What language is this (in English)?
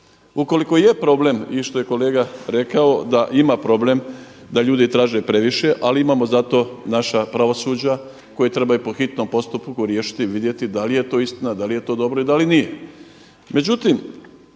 Croatian